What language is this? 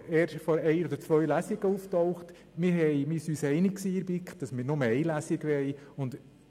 Swiss German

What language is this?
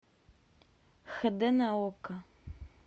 Russian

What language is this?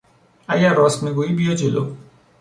Persian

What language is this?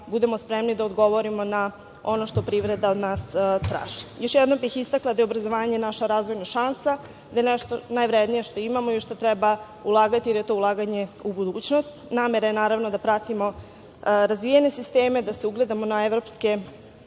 Serbian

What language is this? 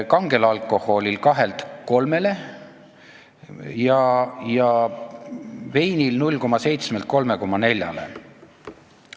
Estonian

